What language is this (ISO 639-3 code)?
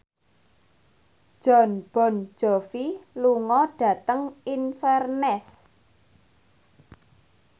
jav